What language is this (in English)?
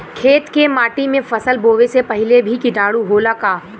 Bhojpuri